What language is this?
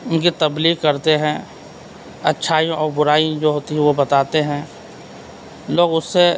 Urdu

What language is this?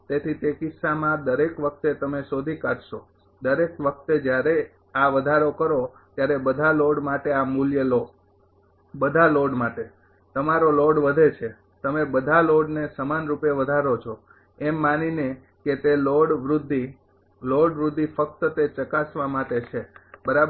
Gujarati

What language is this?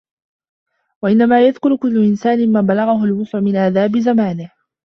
Arabic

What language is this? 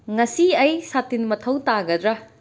Manipuri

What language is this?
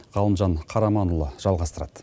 Kazakh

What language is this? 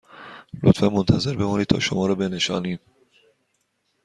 Persian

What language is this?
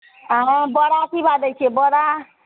Maithili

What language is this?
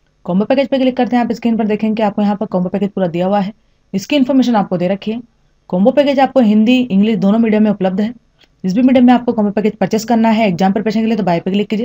Hindi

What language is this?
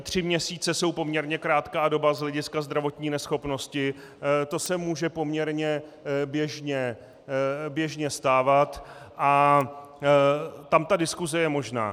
Czech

